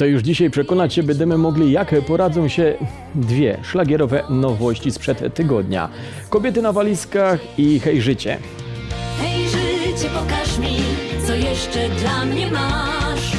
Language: Polish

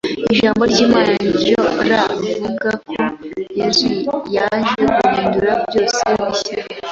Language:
Kinyarwanda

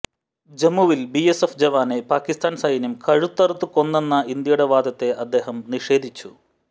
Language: Malayalam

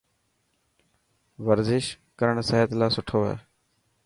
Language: Dhatki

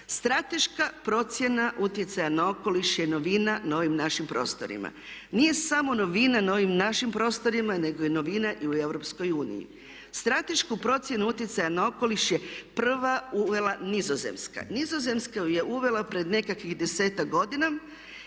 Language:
Croatian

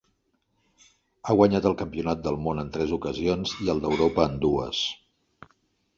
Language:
Catalan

